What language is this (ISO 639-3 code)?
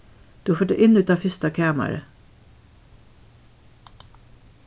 fao